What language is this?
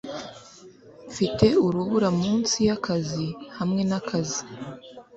Kinyarwanda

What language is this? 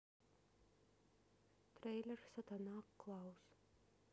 Russian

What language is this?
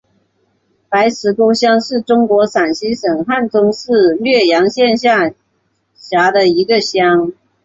Chinese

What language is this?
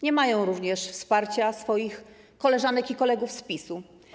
Polish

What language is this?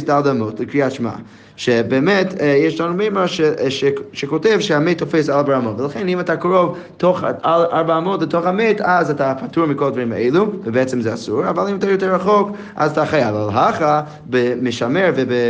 Hebrew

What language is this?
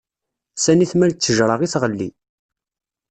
Kabyle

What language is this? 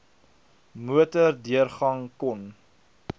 Afrikaans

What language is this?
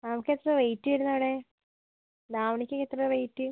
Malayalam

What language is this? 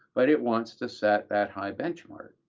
English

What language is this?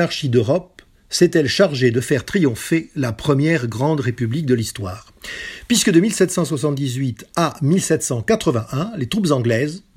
French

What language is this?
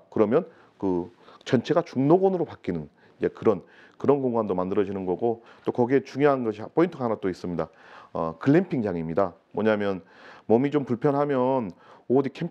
Korean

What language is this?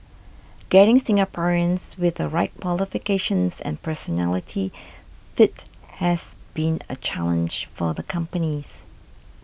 English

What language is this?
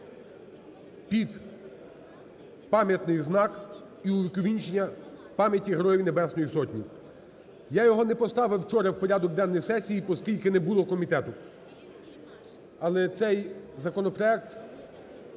Ukrainian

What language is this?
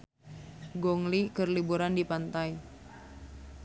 Sundanese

